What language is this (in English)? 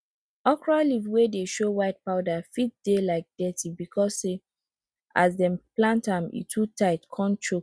Nigerian Pidgin